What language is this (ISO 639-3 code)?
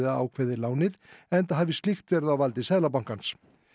isl